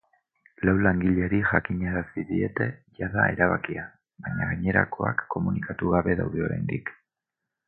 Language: Basque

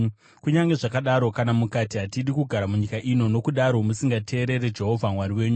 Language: Shona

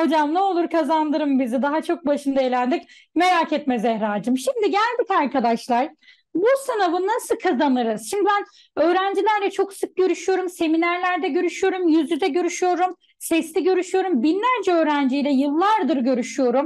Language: Turkish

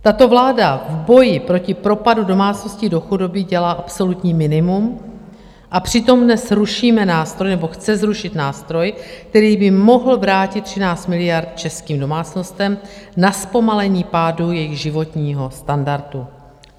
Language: Czech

